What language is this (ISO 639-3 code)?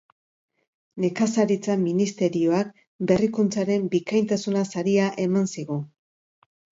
eus